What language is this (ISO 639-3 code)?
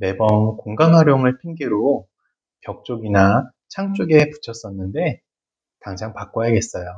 kor